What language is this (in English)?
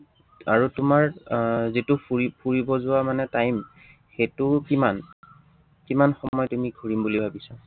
Assamese